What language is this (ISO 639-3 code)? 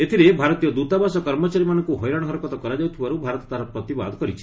ori